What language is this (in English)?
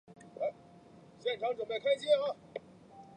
Chinese